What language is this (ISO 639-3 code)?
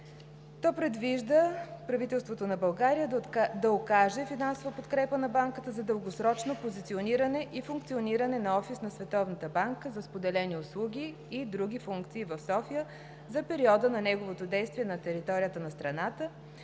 bul